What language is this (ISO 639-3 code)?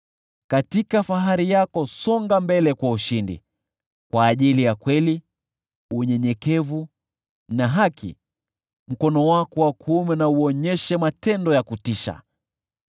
swa